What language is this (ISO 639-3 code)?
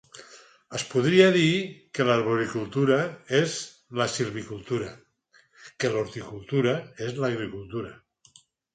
cat